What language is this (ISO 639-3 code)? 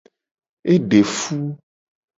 gej